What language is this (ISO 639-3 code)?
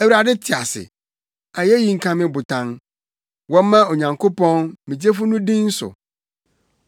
aka